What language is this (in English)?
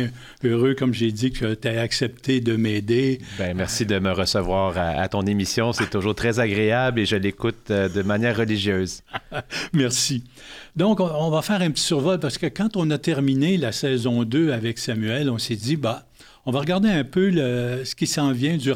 French